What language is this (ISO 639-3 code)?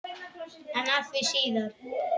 isl